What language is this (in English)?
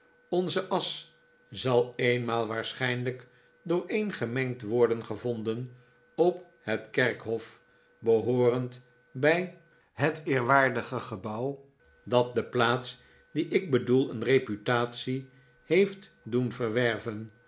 Dutch